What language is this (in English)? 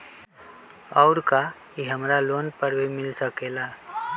Magahi